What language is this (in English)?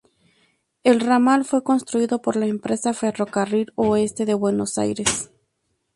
Spanish